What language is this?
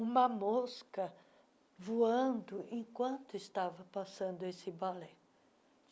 Portuguese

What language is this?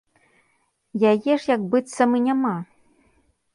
Belarusian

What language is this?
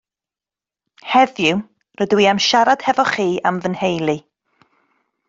Welsh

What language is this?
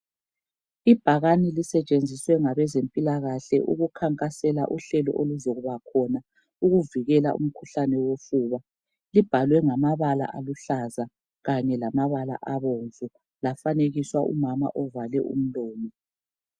North Ndebele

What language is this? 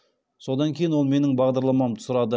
Kazakh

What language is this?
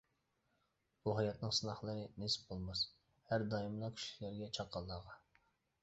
Uyghur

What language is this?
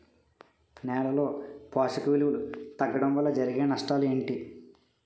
Telugu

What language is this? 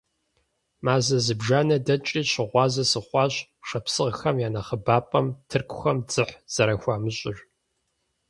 Kabardian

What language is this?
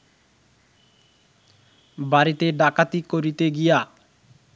Bangla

